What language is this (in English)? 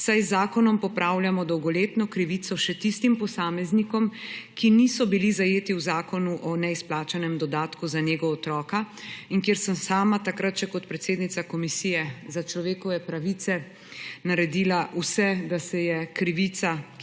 Slovenian